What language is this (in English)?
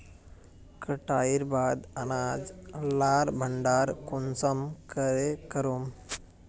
Magahi